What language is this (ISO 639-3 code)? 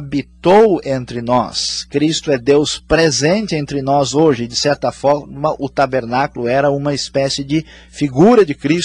por